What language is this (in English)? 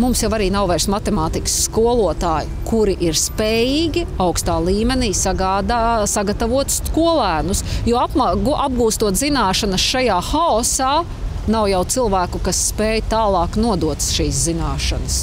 Latvian